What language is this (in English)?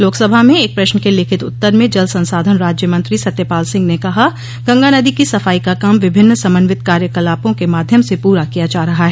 Hindi